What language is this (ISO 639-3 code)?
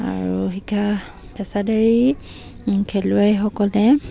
asm